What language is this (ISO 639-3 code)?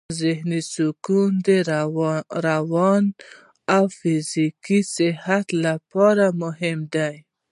pus